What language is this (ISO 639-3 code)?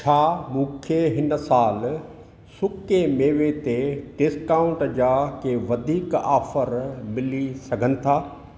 snd